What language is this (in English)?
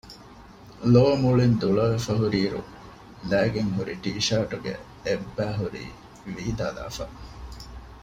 Divehi